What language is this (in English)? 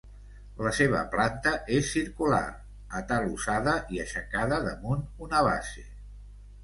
Catalan